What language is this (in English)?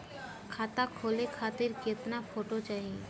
Bhojpuri